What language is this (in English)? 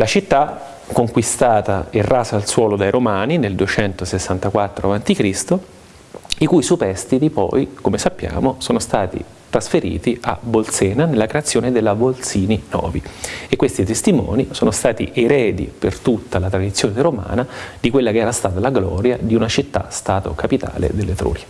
Italian